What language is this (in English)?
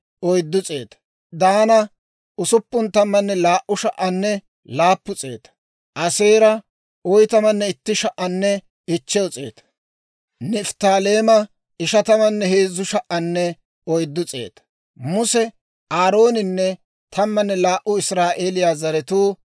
Dawro